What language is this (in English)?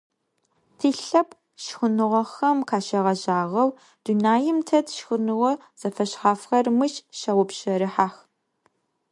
Adyghe